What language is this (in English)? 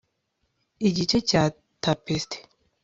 Kinyarwanda